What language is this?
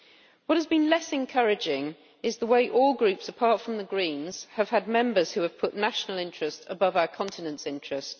English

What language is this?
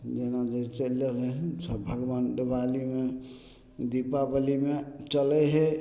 Maithili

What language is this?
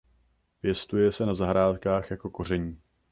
Czech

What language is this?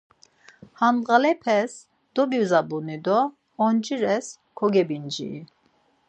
Laz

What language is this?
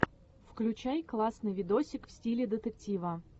Russian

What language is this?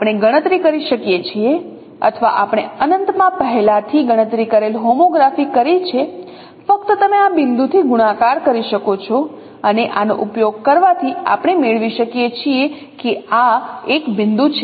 Gujarati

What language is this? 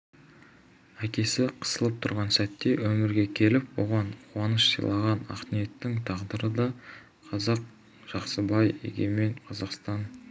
Kazakh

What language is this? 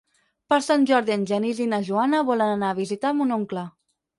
Catalan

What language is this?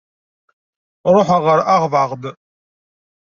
Kabyle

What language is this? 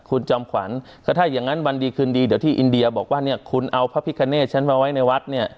Thai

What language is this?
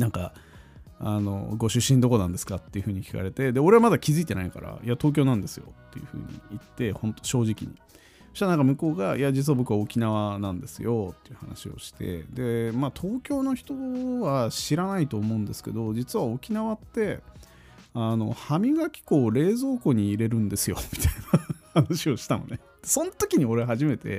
Japanese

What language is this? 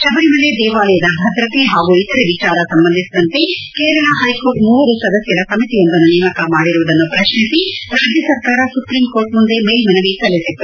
Kannada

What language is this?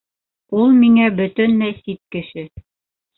Bashkir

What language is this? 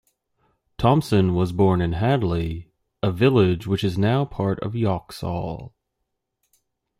English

